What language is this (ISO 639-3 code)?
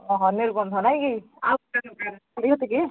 ori